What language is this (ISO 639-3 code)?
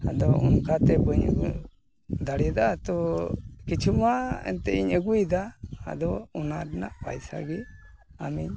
sat